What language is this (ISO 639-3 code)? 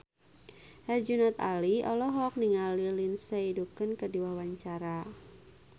sun